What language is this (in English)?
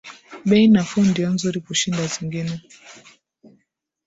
Swahili